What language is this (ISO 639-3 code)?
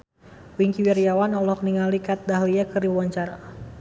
sun